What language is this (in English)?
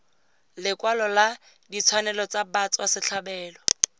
Tswana